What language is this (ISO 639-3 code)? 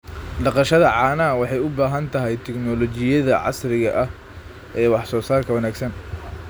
som